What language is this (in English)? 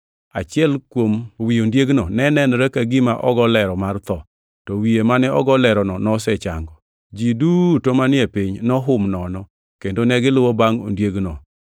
Luo (Kenya and Tanzania)